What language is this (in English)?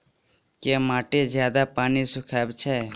Maithili